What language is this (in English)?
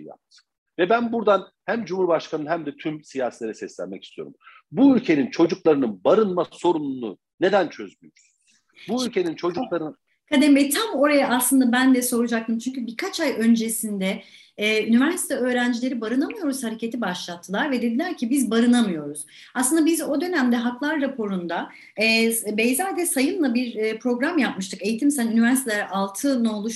Turkish